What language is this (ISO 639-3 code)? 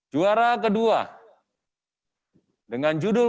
ind